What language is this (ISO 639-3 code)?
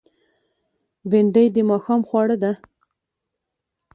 pus